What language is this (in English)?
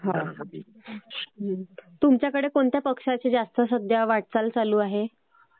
Marathi